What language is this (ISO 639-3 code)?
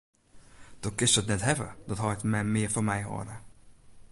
fry